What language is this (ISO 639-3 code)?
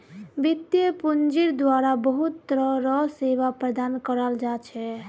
mag